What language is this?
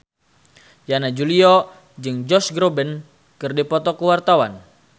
Sundanese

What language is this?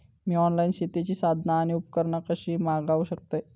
Marathi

